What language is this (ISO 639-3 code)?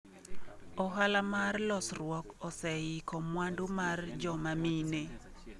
luo